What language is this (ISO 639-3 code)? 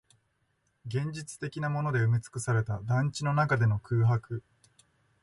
jpn